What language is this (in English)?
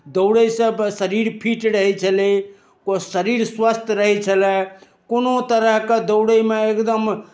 Maithili